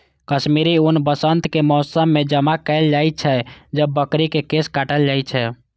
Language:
Maithili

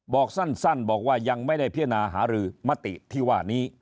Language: Thai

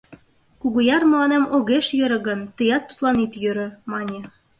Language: Mari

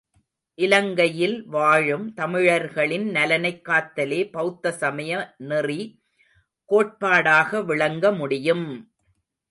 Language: Tamil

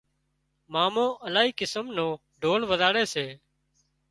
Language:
Wadiyara Koli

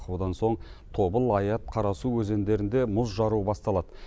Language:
Kazakh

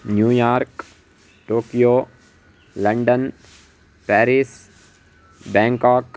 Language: Sanskrit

